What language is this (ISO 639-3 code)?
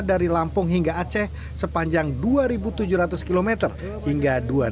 ind